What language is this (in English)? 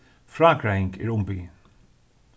Faroese